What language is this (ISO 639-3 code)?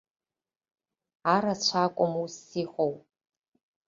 abk